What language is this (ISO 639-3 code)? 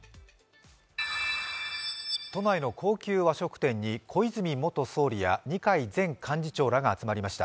jpn